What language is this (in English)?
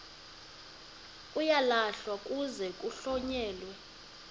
Xhosa